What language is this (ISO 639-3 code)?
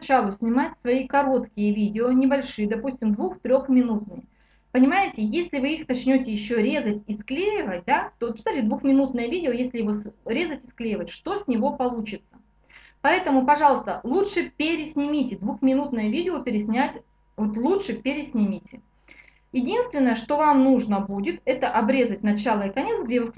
rus